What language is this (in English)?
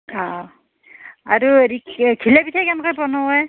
Assamese